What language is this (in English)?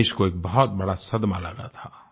Hindi